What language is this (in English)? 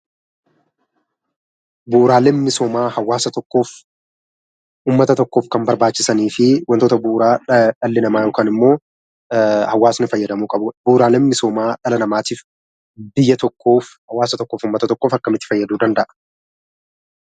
Oromo